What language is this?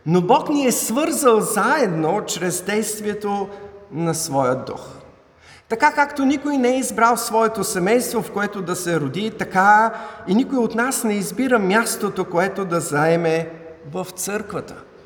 Bulgarian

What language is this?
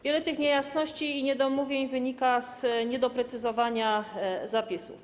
Polish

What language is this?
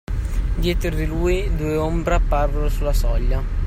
Italian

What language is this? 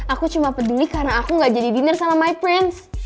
Indonesian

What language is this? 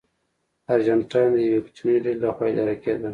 Pashto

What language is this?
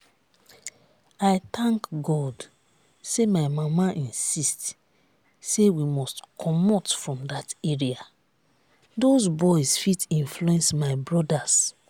Nigerian Pidgin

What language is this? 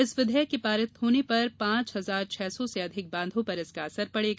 Hindi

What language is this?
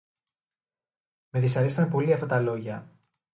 Greek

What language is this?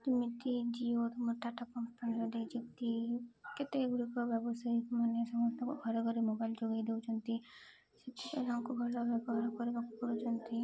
Odia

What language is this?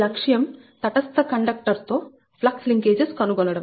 Telugu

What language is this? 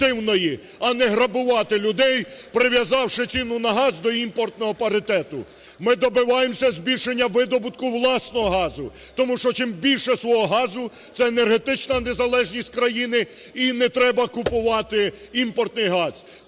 Ukrainian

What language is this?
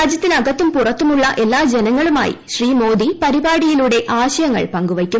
Malayalam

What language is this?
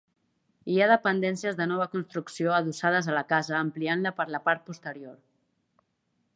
Catalan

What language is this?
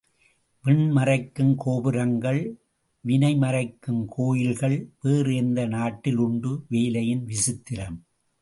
Tamil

